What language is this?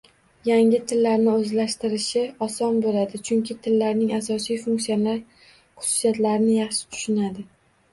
Uzbek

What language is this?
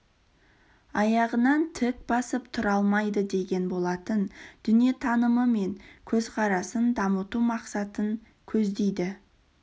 Kazakh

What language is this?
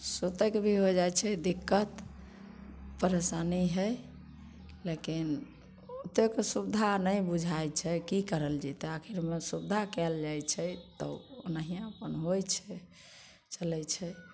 Maithili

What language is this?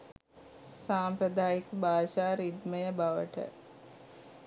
Sinhala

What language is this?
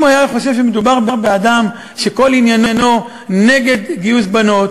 Hebrew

